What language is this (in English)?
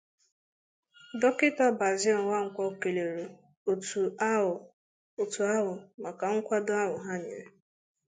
Igbo